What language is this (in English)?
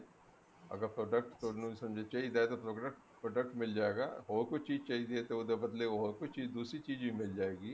Punjabi